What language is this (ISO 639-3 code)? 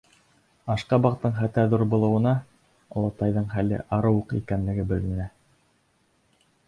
bak